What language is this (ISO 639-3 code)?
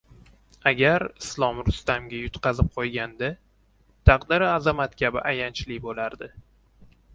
uzb